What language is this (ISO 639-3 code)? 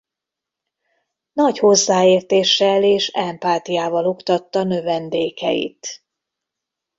hun